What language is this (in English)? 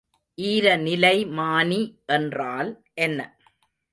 Tamil